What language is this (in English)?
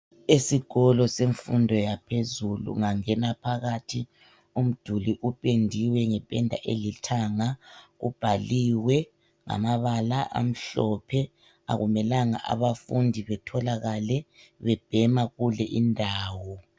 North Ndebele